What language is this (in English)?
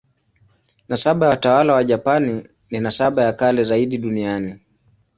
Swahili